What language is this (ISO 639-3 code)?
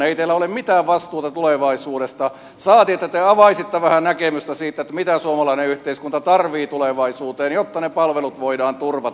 fin